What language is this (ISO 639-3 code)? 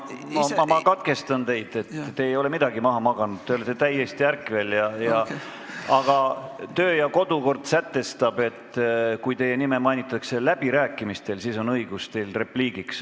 est